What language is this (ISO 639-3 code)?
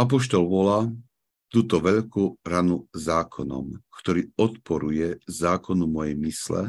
slk